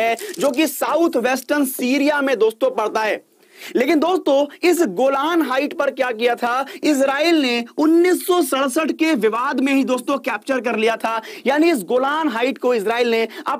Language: Hindi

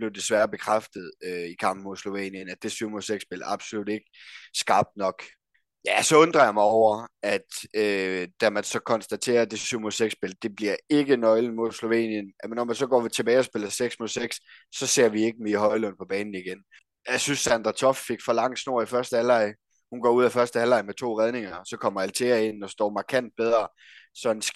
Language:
Danish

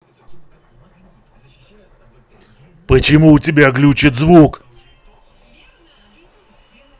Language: Russian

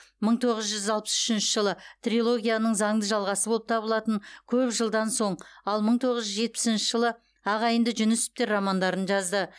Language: Kazakh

